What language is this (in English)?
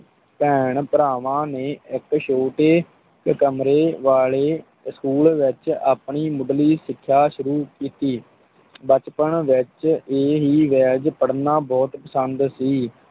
Punjabi